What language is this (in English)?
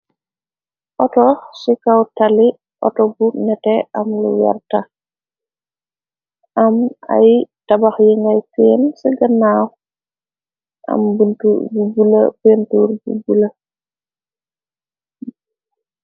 Wolof